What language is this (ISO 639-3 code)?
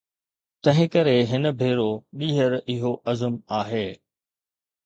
snd